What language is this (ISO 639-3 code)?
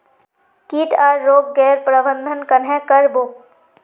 mag